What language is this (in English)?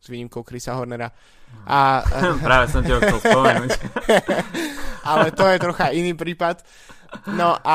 Slovak